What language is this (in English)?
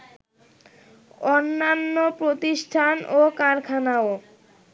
Bangla